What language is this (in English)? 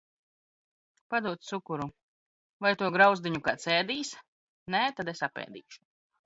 Latvian